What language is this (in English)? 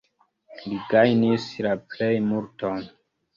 Esperanto